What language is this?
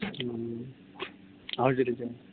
Nepali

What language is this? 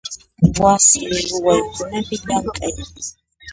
Puno Quechua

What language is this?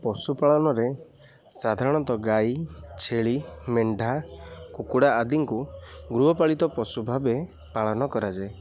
Odia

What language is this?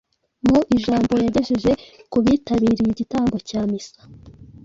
Kinyarwanda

